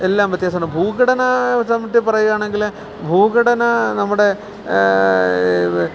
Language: Malayalam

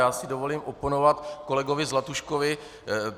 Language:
Czech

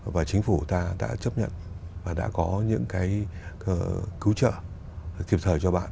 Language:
Vietnamese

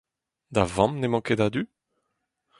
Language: Breton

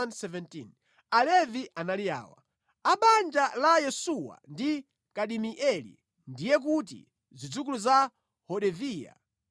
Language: Nyanja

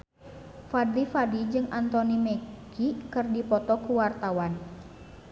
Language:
Sundanese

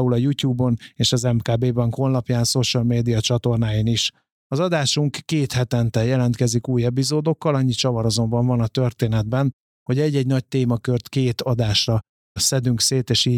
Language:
Hungarian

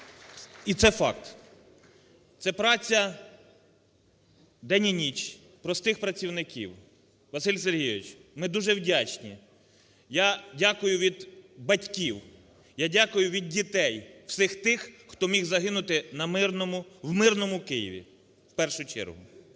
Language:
Ukrainian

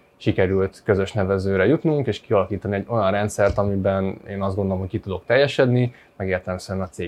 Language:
Hungarian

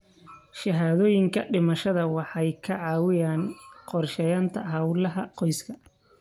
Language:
Somali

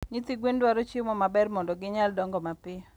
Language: Luo (Kenya and Tanzania)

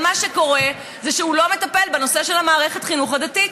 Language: Hebrew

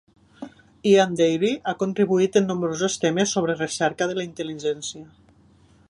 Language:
Catalan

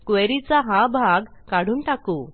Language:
Marathi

